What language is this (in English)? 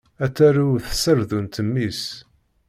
Kabyle